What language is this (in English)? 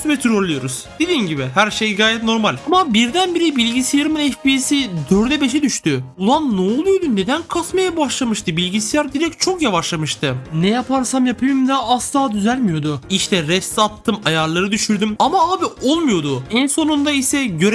Turkish